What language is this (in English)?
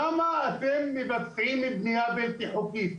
Hebrew